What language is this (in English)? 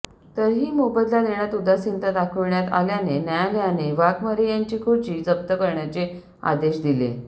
Marathi